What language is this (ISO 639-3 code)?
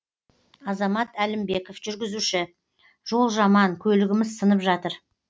kaz